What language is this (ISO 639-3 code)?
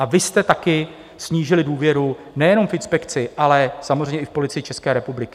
ces